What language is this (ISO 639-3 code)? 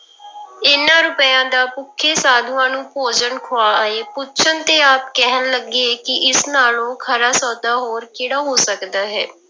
pan